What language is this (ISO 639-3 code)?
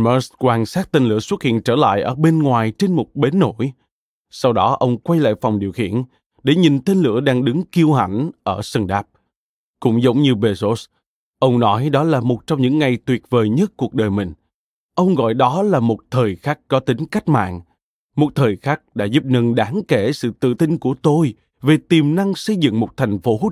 vie